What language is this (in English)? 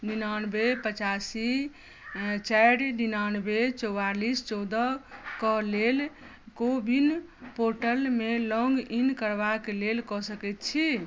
Maithili